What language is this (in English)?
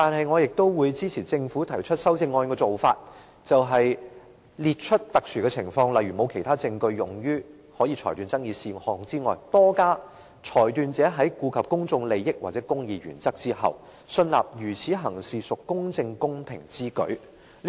Cantonese